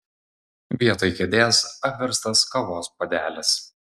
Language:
Lithuanian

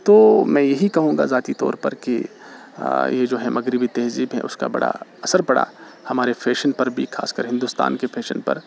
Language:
Urdu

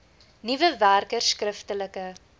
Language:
Afrikaans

